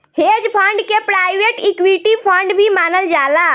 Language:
Bhojpuri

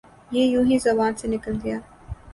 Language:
Urdu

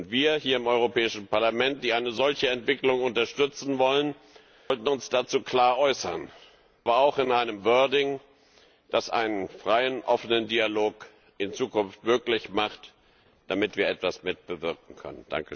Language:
German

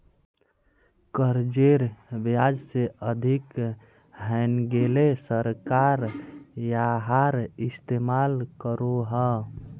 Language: Magahi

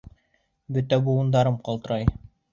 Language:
Bashkir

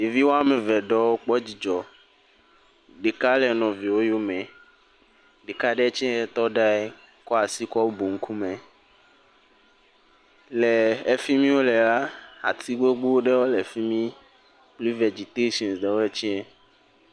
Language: Ewe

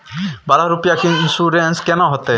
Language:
Maithili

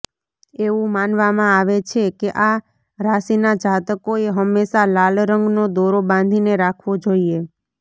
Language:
Gujarati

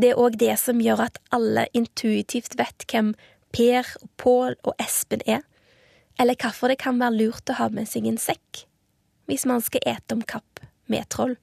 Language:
Swedish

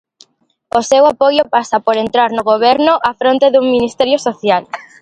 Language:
Galician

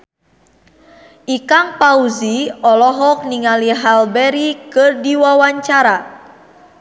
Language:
Sundanese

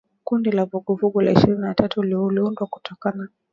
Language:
Swahili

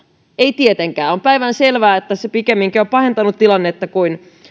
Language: Finnish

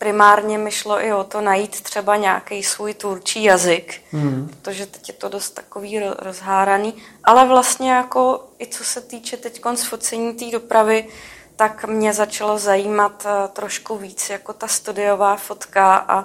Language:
Czech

